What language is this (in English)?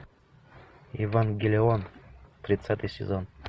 Russian